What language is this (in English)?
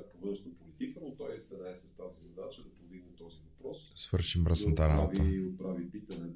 Bulgarian